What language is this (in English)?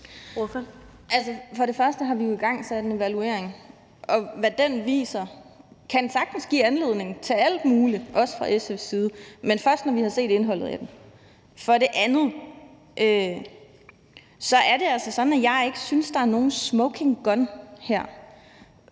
Danish